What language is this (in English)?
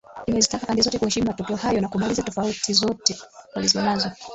Swahili